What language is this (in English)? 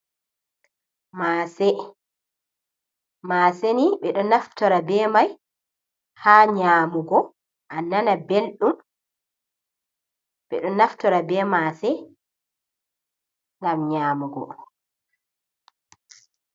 Fula